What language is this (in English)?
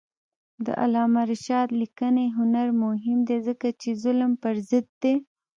Pashto